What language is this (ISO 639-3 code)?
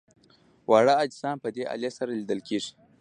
pus